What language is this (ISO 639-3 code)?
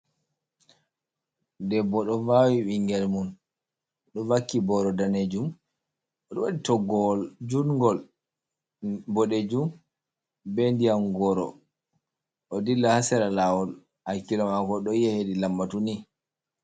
ful